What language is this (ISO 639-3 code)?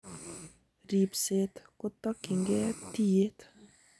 kln